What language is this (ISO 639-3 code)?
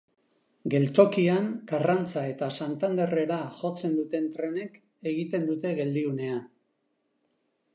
eus